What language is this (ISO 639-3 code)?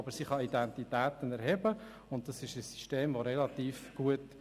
gsw